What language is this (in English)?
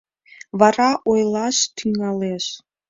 Mari